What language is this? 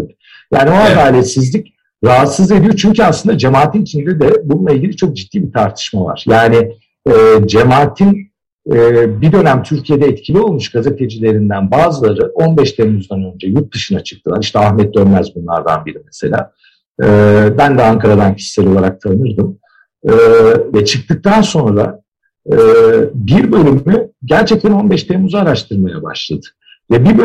Turkish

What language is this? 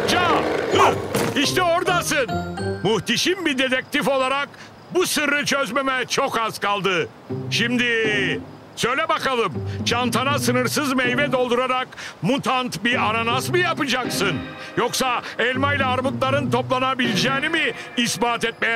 Turkish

